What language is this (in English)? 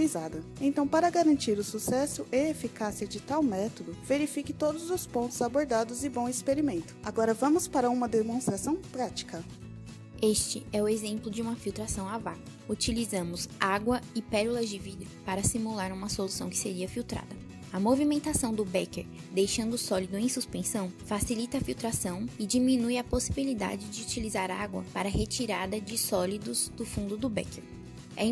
Portuguese